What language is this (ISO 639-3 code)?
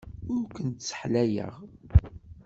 kab